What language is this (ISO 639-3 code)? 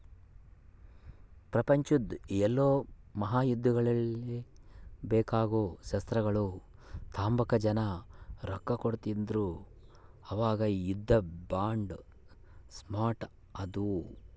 kan